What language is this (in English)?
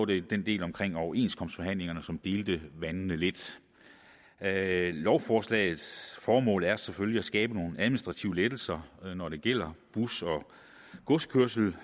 Danish